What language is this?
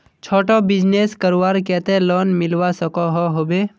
Magahi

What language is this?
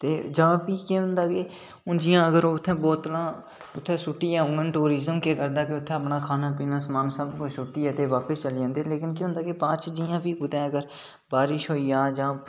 Dogri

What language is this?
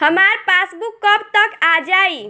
Bhojpuri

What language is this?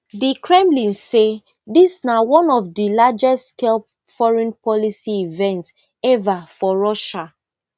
Nigerian Pidgin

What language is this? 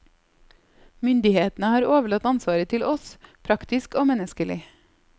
Norwegian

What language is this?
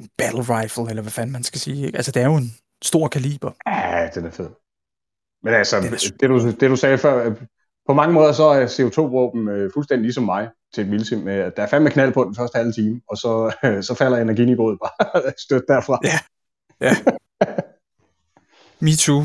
Danish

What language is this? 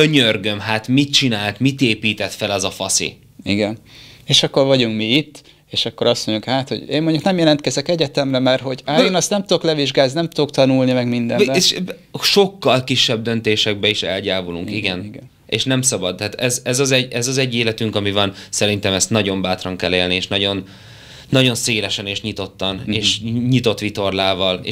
Hungarian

